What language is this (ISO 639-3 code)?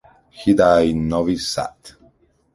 eng